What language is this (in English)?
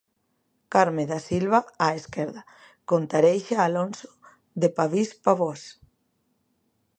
Galician